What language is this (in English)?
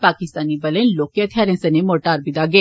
Dogri